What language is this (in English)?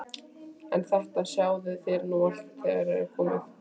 Icelandic